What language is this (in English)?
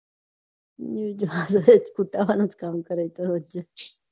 Gujarati